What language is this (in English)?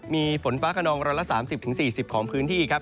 Thai